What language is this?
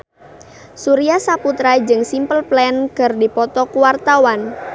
Sundanese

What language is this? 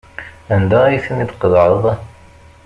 Kabyle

